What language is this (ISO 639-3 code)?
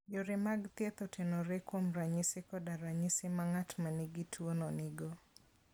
luo